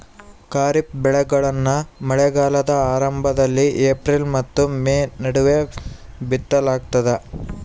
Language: Kannada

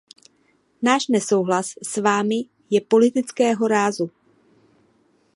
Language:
Czech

